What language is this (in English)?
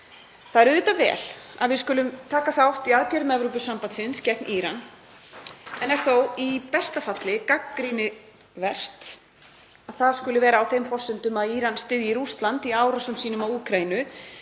Icelandic